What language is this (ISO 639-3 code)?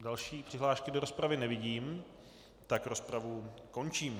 ces